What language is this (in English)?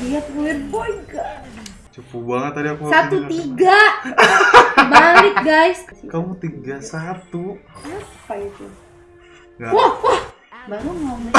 Indonesian